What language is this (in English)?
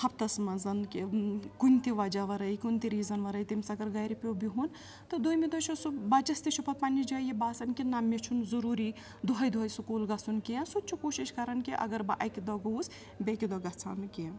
Kashmiri